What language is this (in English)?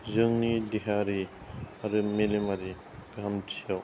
Bodo